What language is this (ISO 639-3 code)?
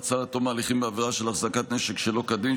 heb